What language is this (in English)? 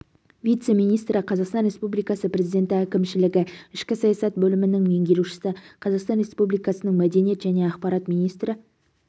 Kazakh